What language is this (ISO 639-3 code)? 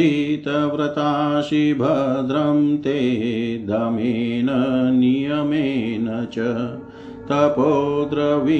hin